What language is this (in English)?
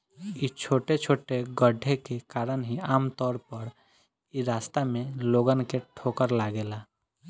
Bhojpuri